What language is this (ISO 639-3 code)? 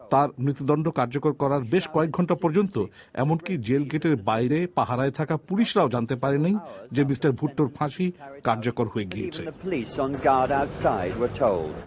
ben